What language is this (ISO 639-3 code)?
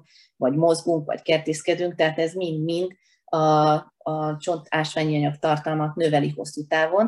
hun